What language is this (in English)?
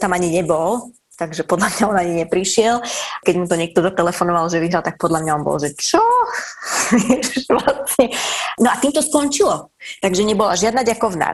Slovak